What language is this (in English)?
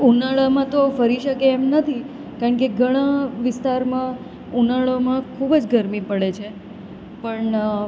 Gujarati